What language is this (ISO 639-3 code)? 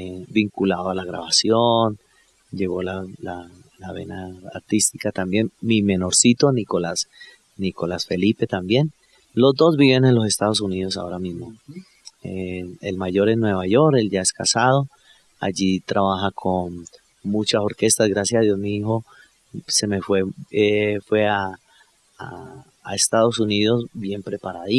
spa